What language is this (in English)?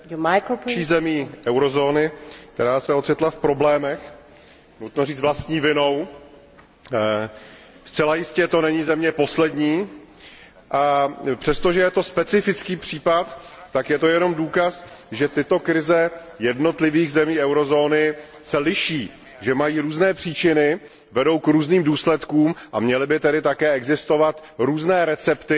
Czech